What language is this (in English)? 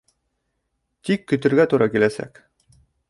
Bashkir